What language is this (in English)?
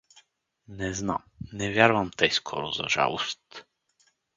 Bulgarian